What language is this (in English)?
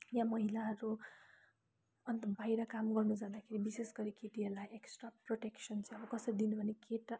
Nepali